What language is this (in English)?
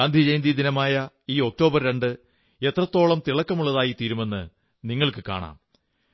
Malayalam